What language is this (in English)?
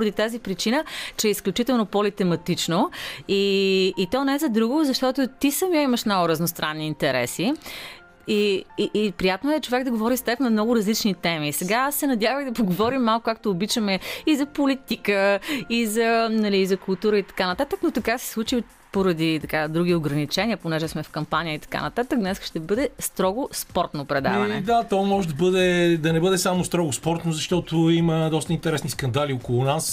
Bulgarian